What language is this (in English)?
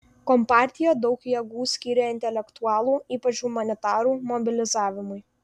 Lithuanian